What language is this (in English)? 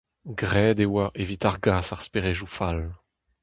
Breton